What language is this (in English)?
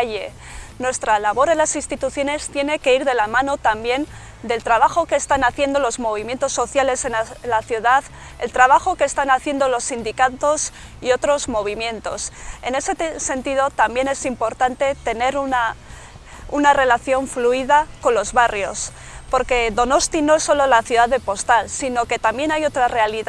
Spanish